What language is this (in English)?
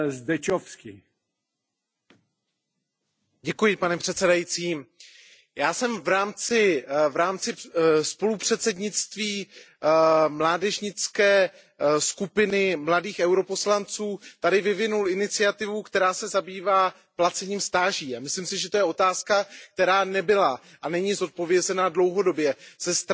Czech